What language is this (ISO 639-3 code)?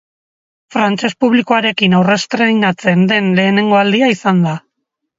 eus